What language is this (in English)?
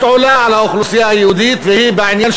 Hebrew